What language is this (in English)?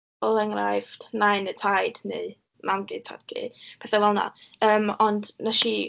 Welsh